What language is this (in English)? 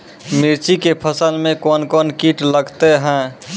Maithili